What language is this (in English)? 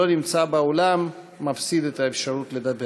Hebrew